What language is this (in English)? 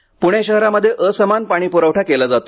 Marathi